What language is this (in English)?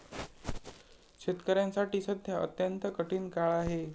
Marathi